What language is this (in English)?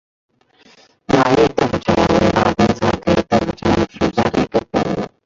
Chinese